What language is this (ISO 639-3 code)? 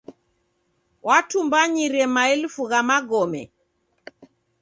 dav